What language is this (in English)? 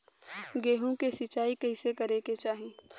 Bhojpuri